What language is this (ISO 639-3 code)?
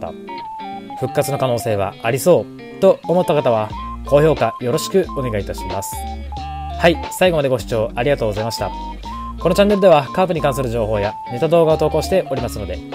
jpn